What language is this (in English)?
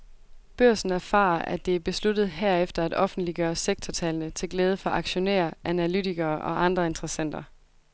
Danish